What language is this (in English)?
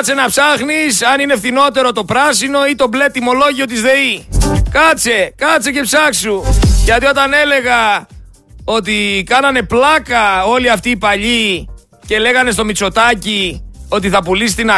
Greek